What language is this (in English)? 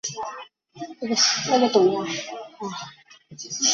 Chinese